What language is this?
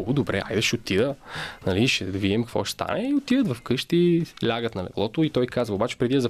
Bulgarian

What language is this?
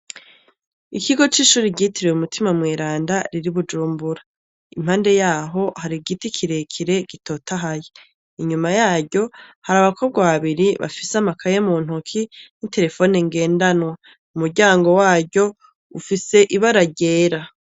Rundi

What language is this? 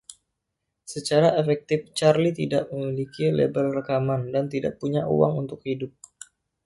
Indonesian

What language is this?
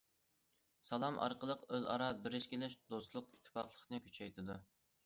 Uyghur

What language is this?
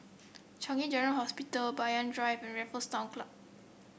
English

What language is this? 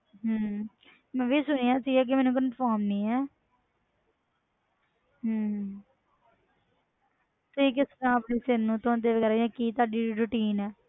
Punjabi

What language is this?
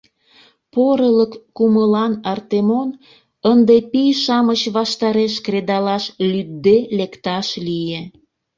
Mari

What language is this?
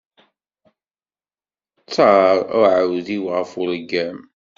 Kabyle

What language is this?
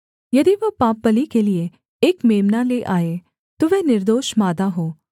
Hindi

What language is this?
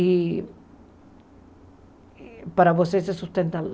Portuguese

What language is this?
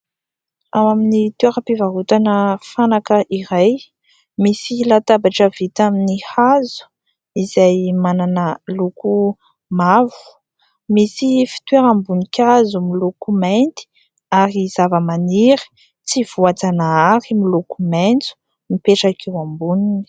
Malagasy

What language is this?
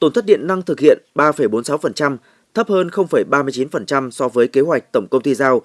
Vietnamese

